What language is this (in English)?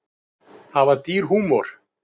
Icelandic